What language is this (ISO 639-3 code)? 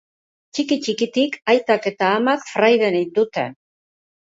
eus